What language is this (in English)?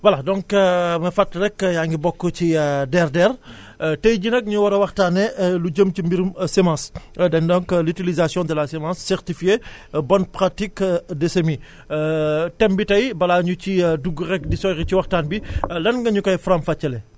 Wolof